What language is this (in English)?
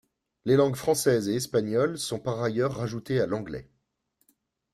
French